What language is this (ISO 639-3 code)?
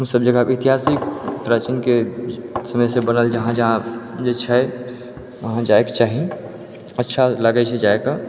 mai